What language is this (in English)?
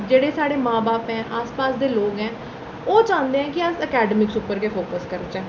Dogri